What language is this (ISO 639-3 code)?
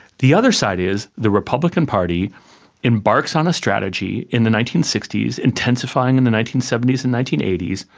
eng